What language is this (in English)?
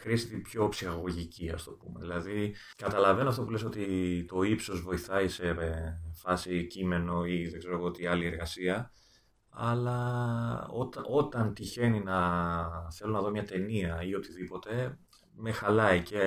Greek